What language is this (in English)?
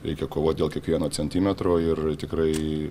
Lithuanian